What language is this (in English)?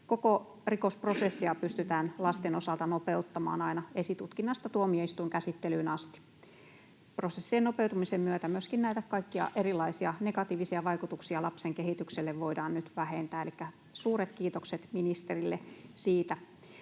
Finnish